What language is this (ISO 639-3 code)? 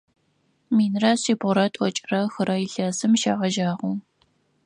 ady